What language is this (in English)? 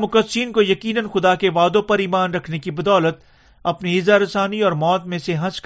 Urdu